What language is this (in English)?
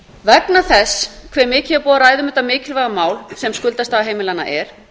Icelandic